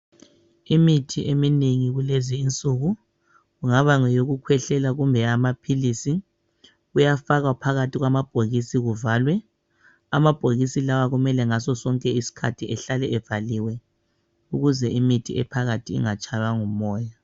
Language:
North Ndebele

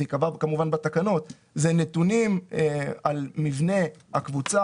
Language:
Hebrew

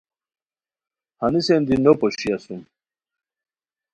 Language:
Khowar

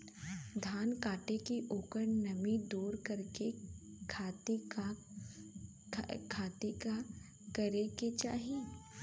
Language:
Bhojpuri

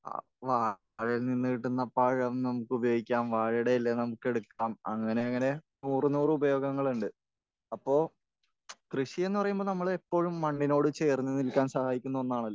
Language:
Malayalam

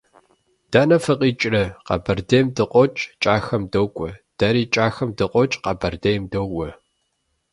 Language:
Kabardian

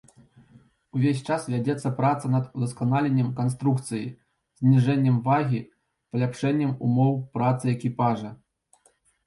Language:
Belarusian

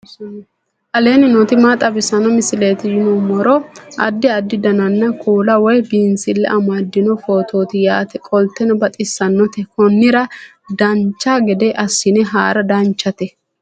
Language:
Sidamo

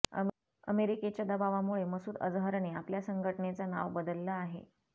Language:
Marathi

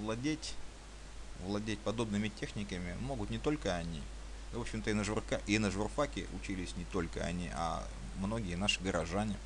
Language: Russian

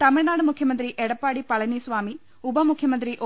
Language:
Malayalam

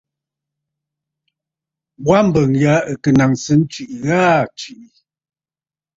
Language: Bafut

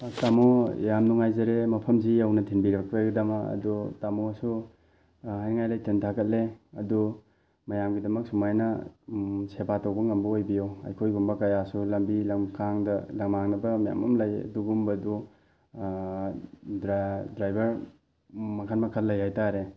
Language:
Manipuri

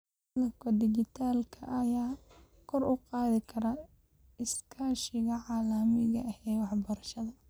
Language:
Somali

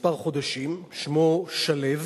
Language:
Hebrew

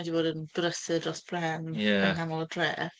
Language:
Welsh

